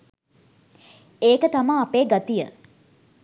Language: Sinhala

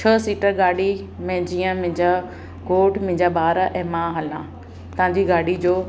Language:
Sindhi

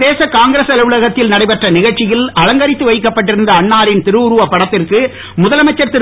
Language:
Tamil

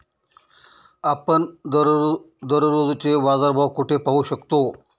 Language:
Marathi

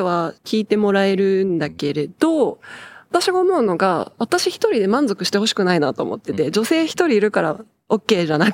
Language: Japanese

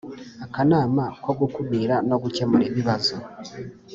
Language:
Kinyarwanda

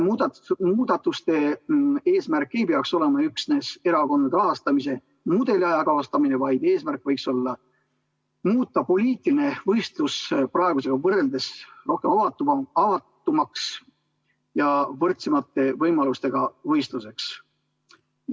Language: Estonian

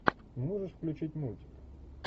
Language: Russian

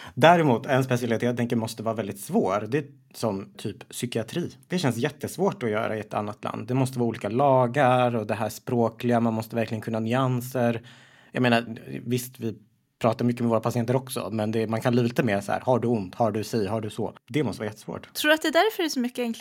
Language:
Swedish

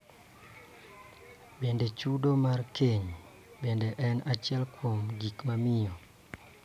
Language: Luo (Kenya and Tanzania)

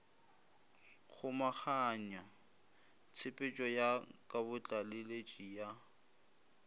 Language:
Northern Sotho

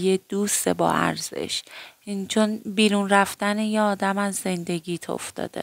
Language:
Persian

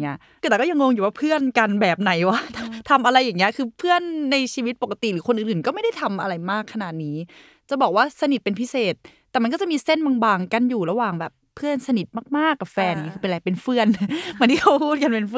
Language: Thai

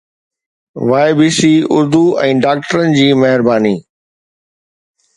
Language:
Sindhi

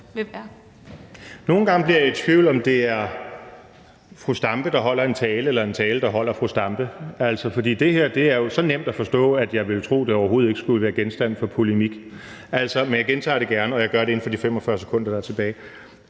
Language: Danish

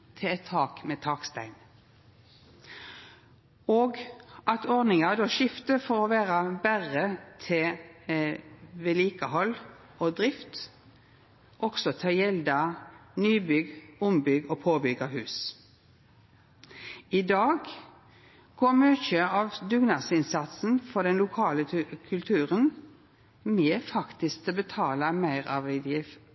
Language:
Norwegian Nynorsk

